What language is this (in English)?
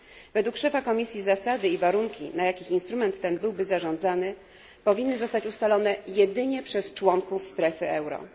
Polish